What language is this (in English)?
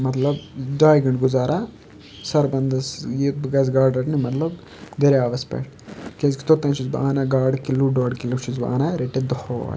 Kashmiri